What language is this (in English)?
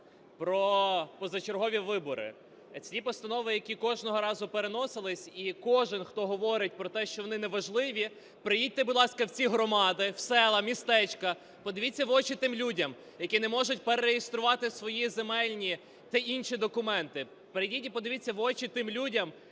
Ukrainian